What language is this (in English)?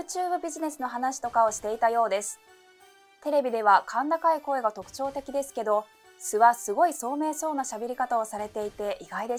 Japanese